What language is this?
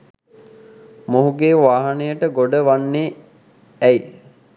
Sinhala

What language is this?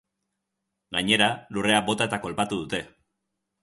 Basque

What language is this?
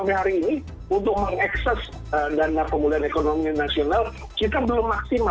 Indonesian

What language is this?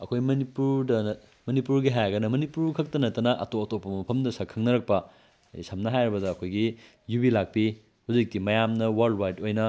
Manipuri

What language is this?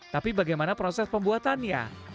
Indonesian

